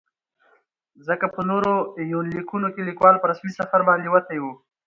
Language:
Pashto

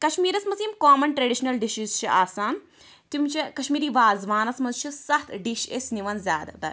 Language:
Kashmiri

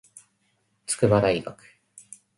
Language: Japanese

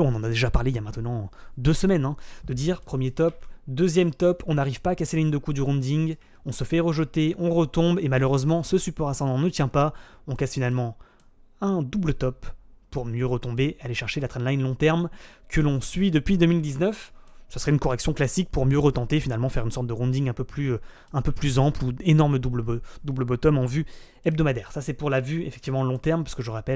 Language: French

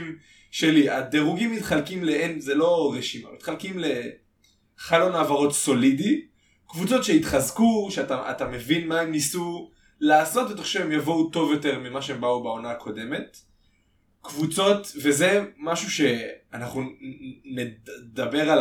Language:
Hebrew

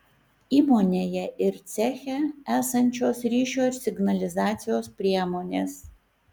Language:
Lithuanian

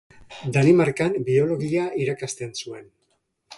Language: Basque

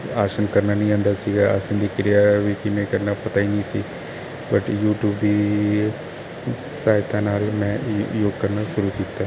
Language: Punjabi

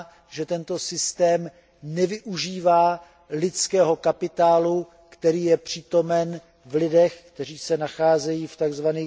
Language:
Czech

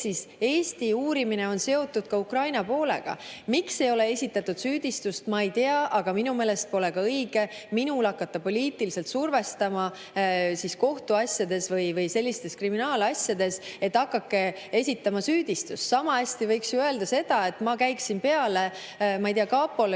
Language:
Estonian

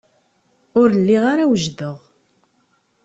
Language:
Kabyle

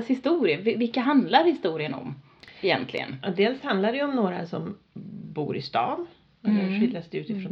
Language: Swedish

